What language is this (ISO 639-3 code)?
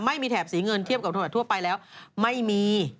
tha